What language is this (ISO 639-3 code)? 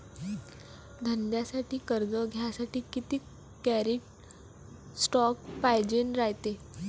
mar